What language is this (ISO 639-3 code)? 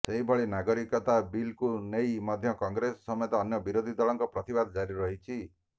ori